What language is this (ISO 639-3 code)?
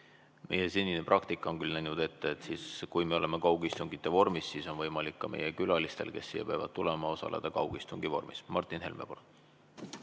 est